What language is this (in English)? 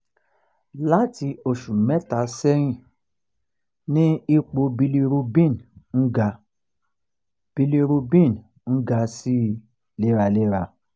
Yoruba